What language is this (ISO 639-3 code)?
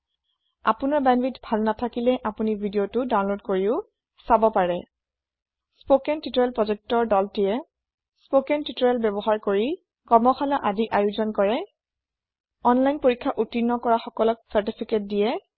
asm